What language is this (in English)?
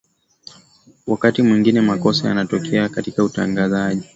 Swahili